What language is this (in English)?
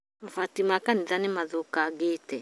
Kikuyu